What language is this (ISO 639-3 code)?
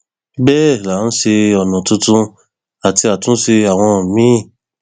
yor